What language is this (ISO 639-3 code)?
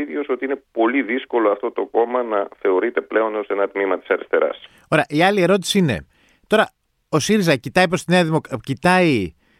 ell